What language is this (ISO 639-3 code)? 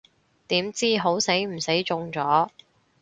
yue